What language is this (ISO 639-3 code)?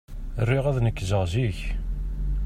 kab